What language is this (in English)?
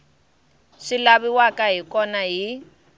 Tsonga